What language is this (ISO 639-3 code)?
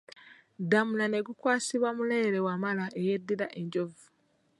lug